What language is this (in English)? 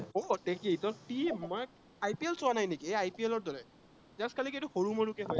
Assamese